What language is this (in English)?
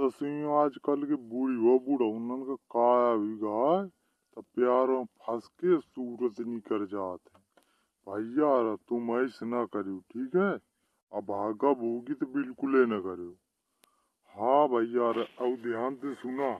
Hindi